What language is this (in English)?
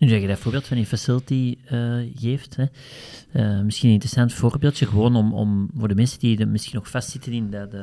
Dutch